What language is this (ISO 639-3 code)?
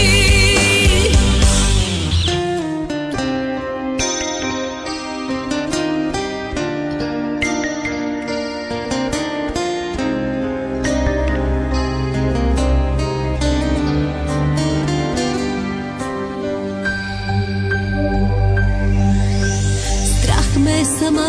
bul